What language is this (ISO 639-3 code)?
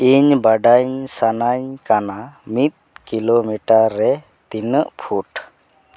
sat